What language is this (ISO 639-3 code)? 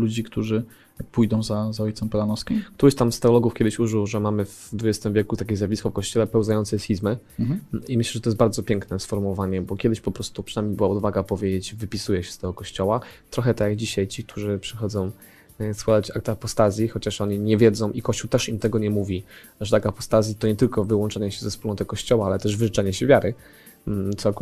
pol